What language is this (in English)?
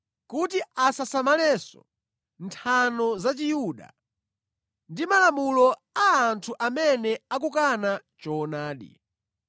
Nyanja